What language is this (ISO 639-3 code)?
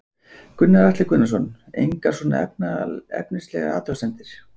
isl